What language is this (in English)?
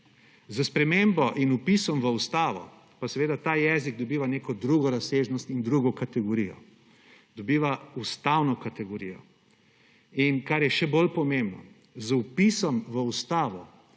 Slovenian